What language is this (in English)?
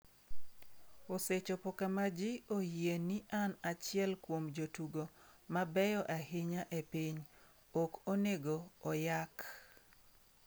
Luo (Kenya and Tanzania)